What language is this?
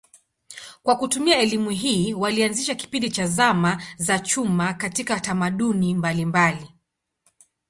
Swahili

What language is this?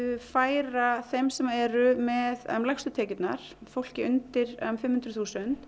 Icelandic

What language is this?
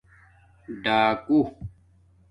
Domaaki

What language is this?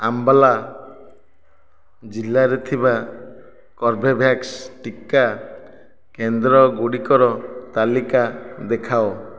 Odia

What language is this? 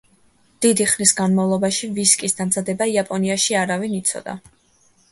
Georgian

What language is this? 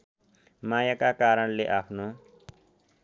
Nepali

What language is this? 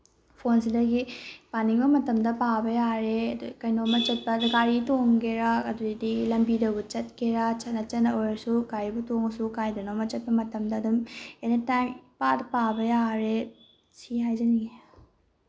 Manipuri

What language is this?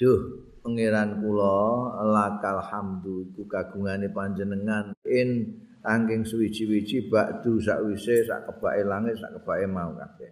Indonesian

